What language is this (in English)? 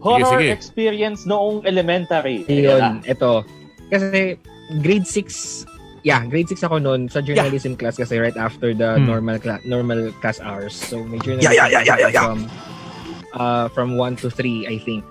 Filipino